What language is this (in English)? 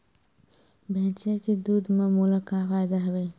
Chhattisgarhi